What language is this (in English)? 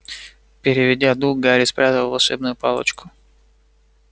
Russian